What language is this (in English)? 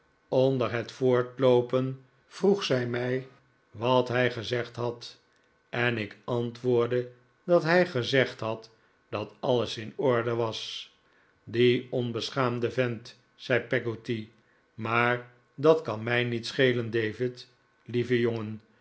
Dutch